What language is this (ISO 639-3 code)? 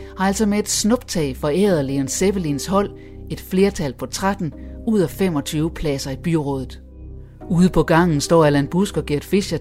dan